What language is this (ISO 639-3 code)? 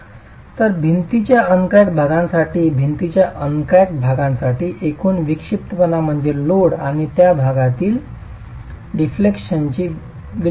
mar